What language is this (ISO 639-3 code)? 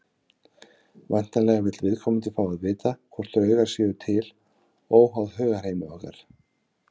isl